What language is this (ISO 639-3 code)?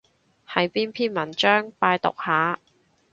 yue